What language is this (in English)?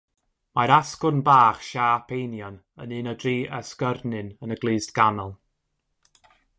Welsh